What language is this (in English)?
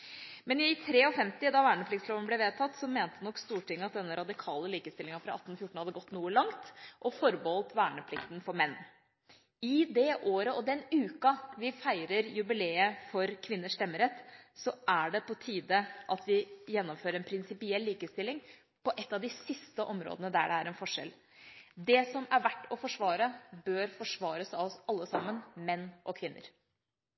Norwegian Bokmål